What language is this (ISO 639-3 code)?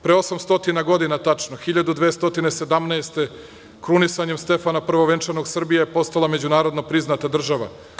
srp